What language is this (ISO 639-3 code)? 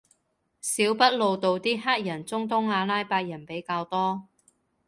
yue